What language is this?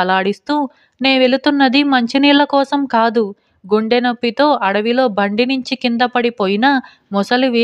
Telugu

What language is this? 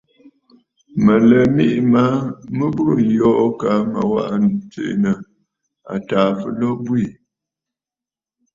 Bafut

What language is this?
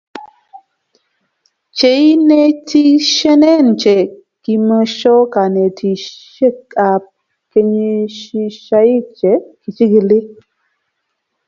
Kalenjin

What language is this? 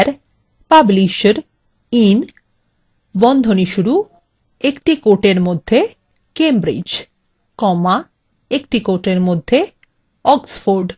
Bangla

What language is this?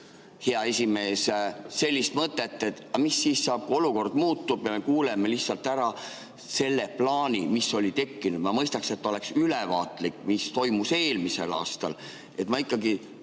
Estonian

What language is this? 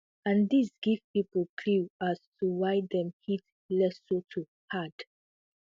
Nigerian Pidgin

